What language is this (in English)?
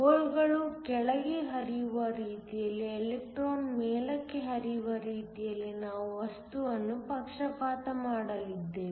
Kannada